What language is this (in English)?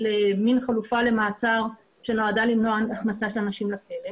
Hebrew